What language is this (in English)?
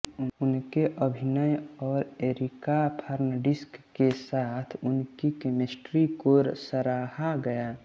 Hindi